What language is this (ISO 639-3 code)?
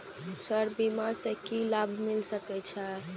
mai